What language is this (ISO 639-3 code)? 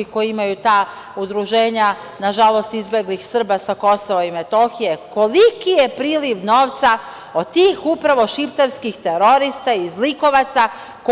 srp